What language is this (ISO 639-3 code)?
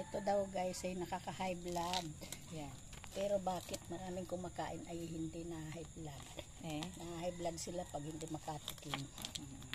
fil